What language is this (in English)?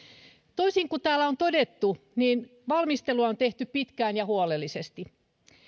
Finnish